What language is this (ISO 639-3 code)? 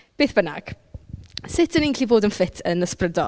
cym